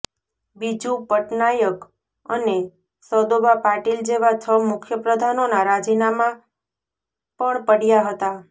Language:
Gujarati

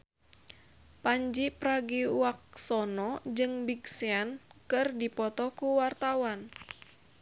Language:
Sundanese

